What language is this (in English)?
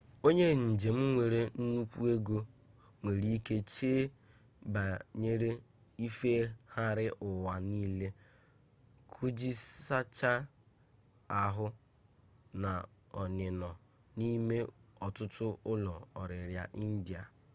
Igbo